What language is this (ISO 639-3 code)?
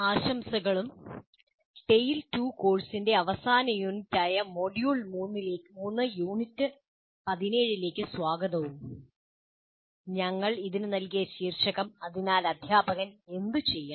mal